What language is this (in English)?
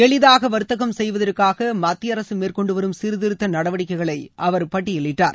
Tamil